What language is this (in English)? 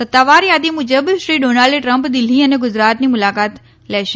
Gujarati